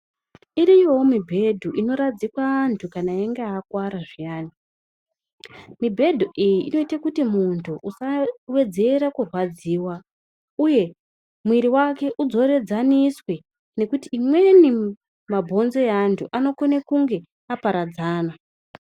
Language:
Ndau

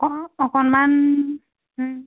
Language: Assamese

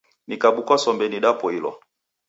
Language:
Taita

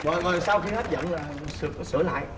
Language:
Vietnamese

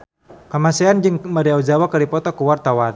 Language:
Sundanese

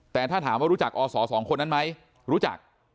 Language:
Thai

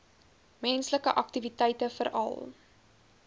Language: Afrikaans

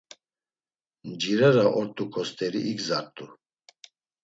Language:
Laz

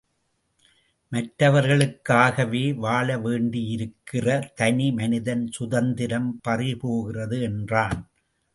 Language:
Tamil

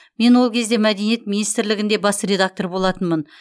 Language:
Kazakh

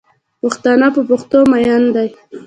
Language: Pashto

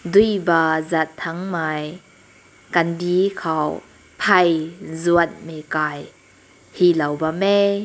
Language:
Rongmei Naga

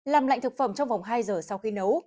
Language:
Vietnamese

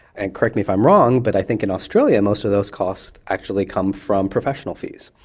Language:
English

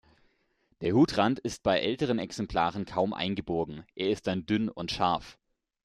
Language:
German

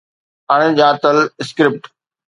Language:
Sindhi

